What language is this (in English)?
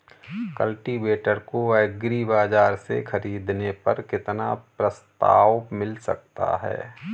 Hindi